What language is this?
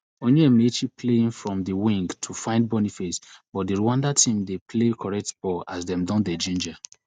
Nigerian Pidgin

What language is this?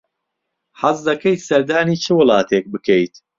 Central Kurdish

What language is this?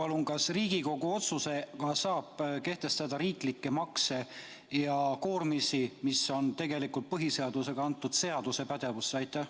Estonian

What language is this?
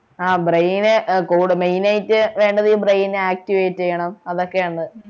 Malayalam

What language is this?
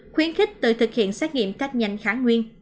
Vietnamese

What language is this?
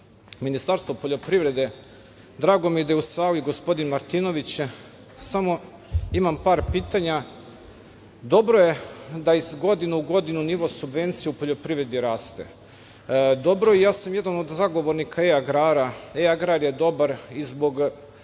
Serbian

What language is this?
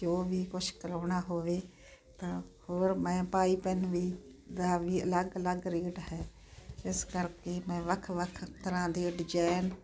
Punjabi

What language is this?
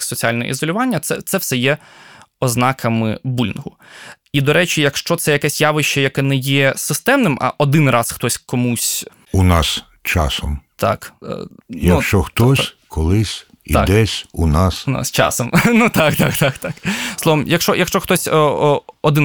Ukrainian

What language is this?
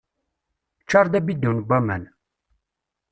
Kabyle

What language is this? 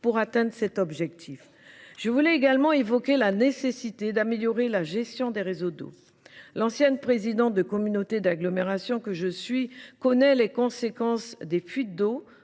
French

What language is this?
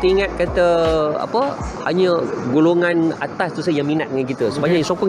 Malay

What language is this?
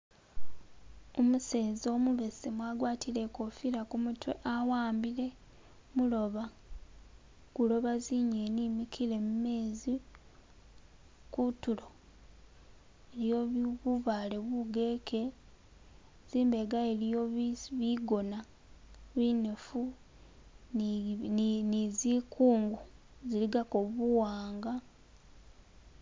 Masaaba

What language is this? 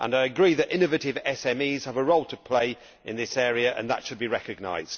English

